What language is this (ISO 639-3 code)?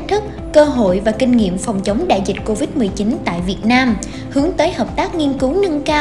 vie